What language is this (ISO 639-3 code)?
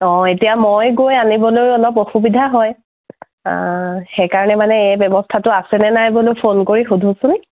asm